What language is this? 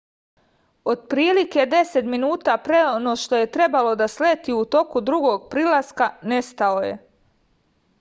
Serbian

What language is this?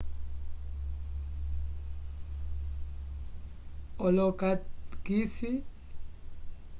Umbundu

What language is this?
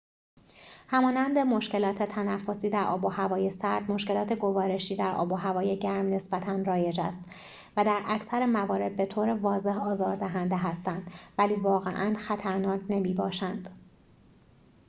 Persian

